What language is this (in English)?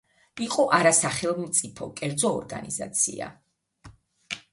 Georgian